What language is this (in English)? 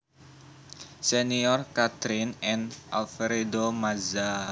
Javanese